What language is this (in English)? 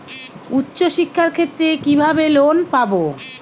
Bangla